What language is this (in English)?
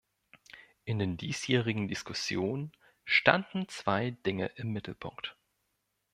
German